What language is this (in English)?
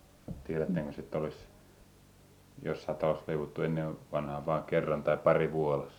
Finnish